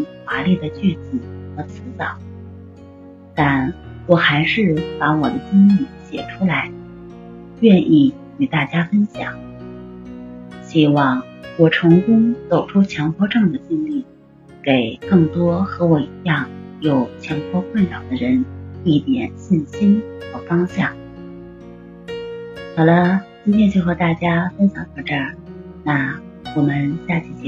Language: Chinese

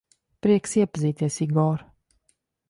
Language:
Latvian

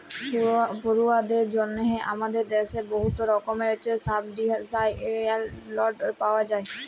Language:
Bangla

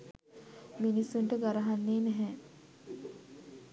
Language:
Sinhala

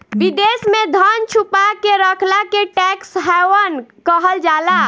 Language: Bhojpuri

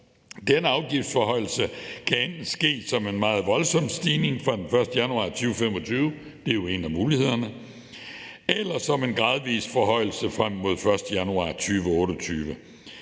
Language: Danish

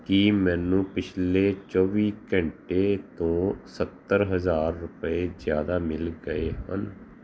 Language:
Punjabi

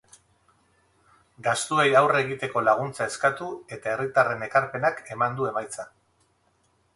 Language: Basque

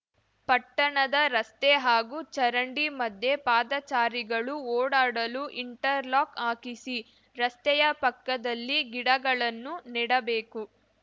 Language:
Kannada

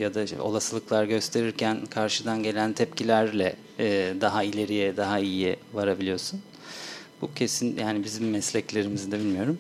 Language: Turkish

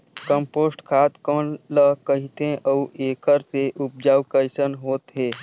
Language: Chhattisgarhi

